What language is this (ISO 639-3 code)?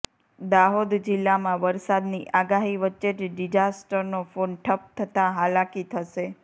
guj